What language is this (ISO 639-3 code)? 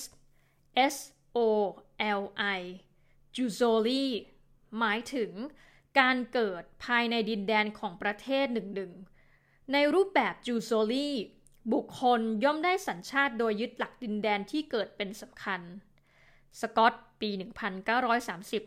tha